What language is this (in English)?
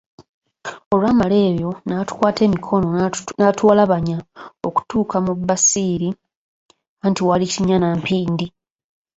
Ganda